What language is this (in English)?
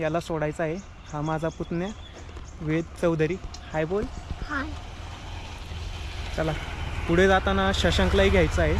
Romanian